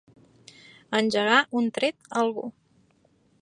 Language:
Catalan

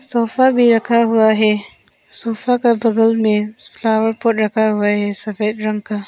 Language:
Hindi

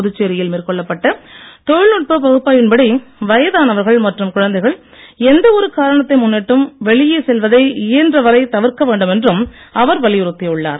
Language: Tamil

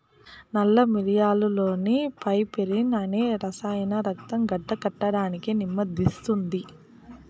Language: Telugu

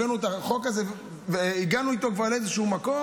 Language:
Hebrew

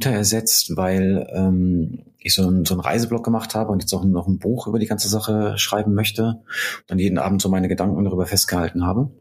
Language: German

